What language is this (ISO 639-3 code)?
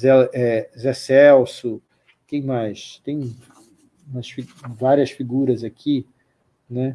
por